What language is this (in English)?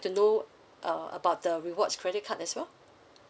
English